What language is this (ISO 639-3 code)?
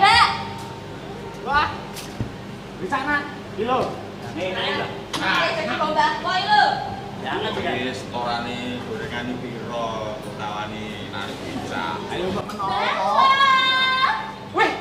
ind